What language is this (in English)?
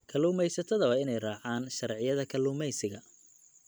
Somali